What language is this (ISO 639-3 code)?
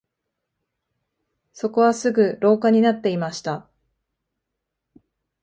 jpn